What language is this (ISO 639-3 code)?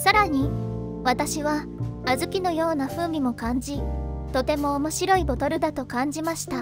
jpn